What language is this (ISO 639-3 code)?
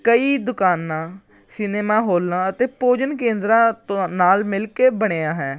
pan